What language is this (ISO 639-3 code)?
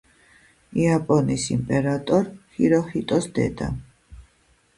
kat